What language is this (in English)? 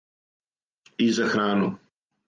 Serbian